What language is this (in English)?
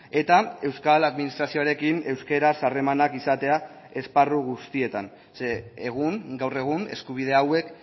Basque